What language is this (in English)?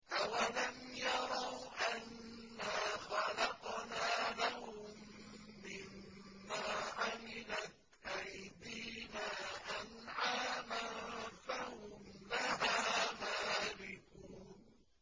Arabic